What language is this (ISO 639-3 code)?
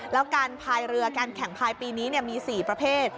tha